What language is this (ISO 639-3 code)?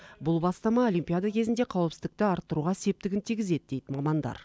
kaz